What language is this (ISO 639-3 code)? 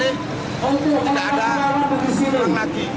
ind